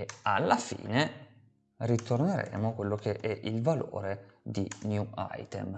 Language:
Italian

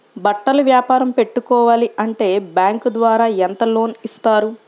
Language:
Telugu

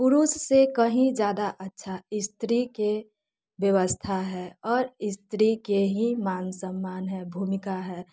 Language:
Maithili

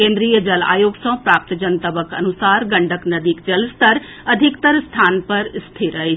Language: Maithili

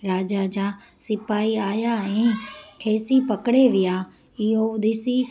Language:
Sindhi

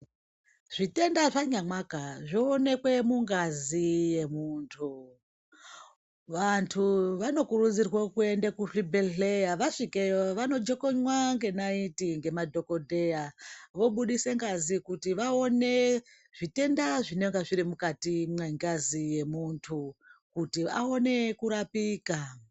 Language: Ndau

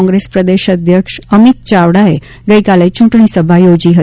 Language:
Gujarati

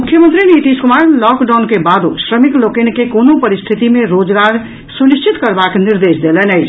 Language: Maithili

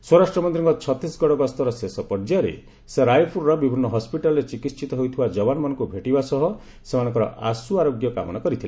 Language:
Odia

